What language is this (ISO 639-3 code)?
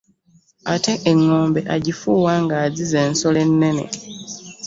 lug